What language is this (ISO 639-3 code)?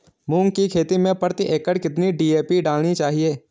hin